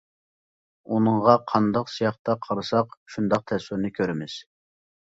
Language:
Uyghur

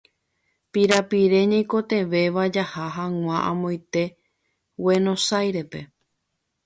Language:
Guarani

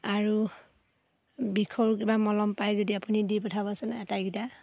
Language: Assamese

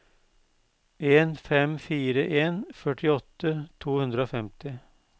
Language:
Norwegian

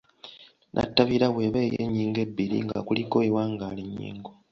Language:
Ganda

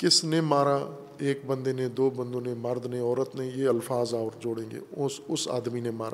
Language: Urdu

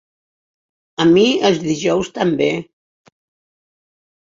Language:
Catalan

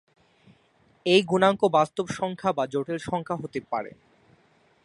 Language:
Bangla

